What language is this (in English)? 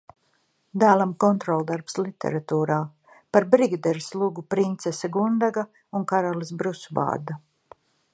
Latvian